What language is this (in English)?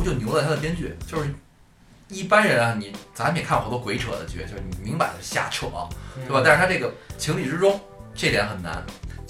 Chinese